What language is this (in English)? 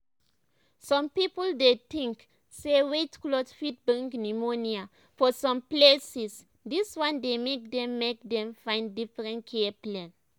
Nigerian Pidgin